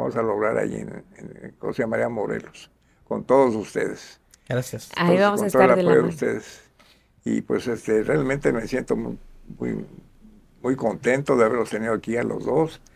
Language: Spanish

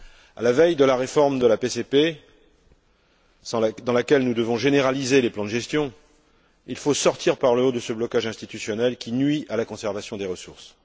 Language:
French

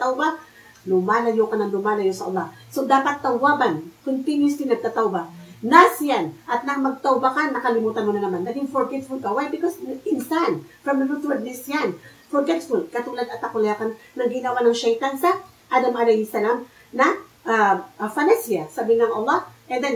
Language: Filipino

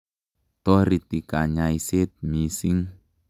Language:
Kalenjin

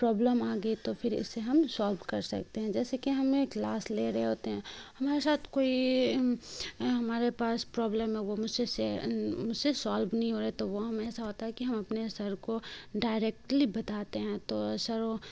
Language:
Urdu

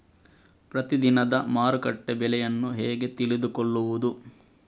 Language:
Kannada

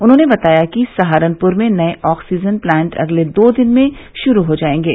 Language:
Hindi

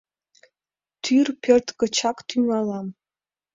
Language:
Mari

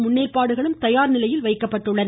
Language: Tamil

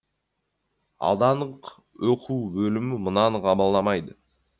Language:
Kazakh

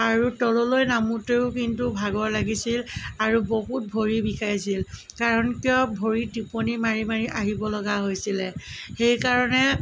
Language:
Assamese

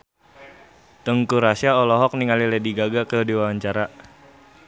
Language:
Sundanese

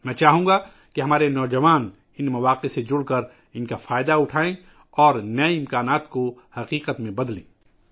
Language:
Urdu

